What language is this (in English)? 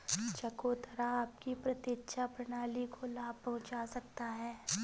Hindi